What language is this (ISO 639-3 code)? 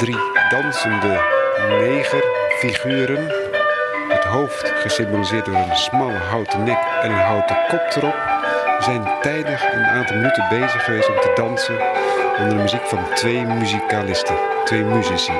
nld